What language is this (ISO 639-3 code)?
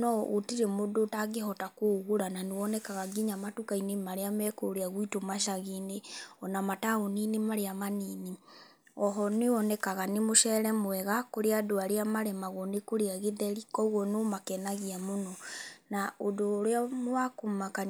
kik